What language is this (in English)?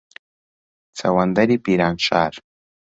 Central Kurdish